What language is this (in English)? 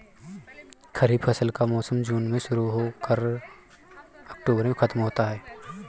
Hindi